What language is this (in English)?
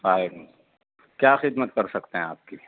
Urdu